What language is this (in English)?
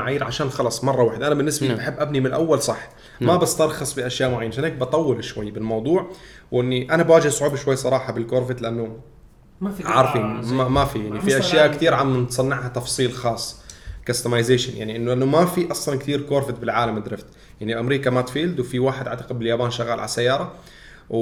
Arabic